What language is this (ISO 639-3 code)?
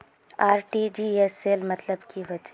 mag